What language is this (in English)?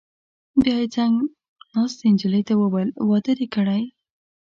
Pashto